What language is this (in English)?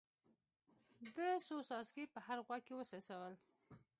Pashto